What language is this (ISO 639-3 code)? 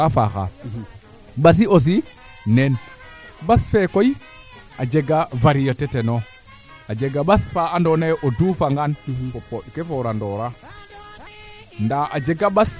srr